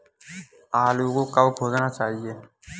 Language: Hindi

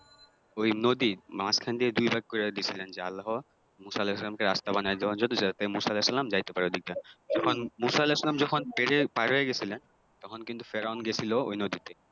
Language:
Bangla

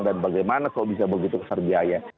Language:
Indonesian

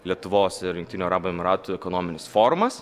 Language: Lithuanian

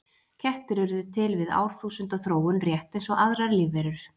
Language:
Icelandic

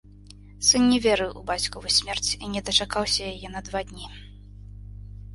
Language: Belarusian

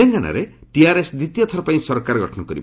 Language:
Odia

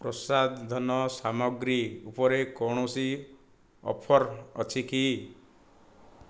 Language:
Odia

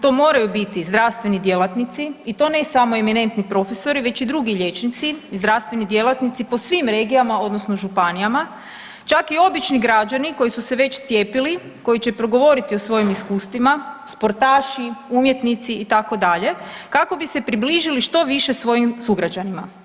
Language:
Croatian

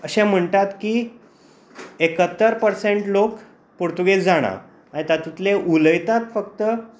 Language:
Konkani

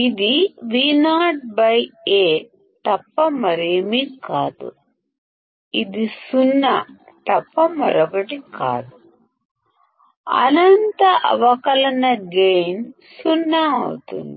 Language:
Telugu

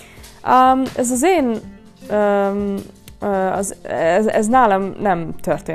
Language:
Hungarian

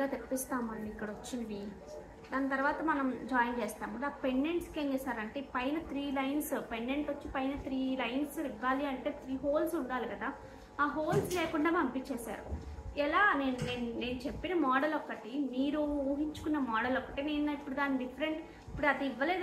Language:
Telugu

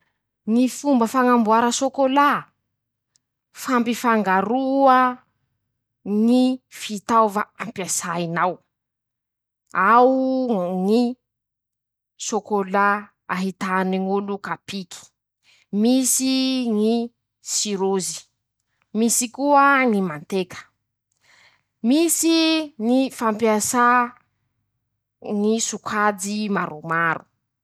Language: Masikoro Malagasy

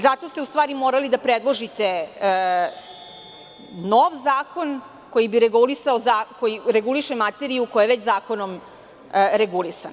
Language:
Serbian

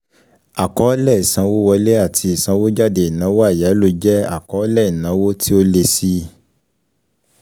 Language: Yoruba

